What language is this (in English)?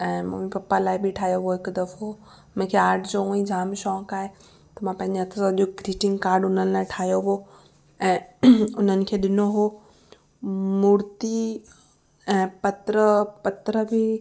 Sindhi